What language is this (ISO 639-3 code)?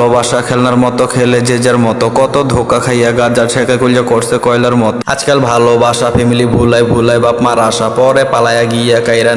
ind